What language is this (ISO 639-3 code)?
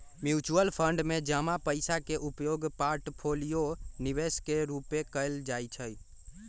mag